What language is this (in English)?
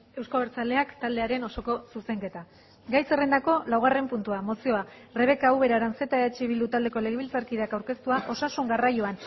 Basque